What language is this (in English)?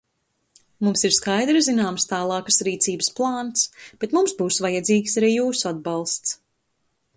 Latvian